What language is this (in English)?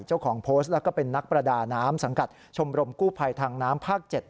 Thai